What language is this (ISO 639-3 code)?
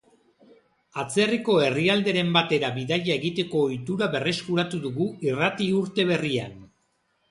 eus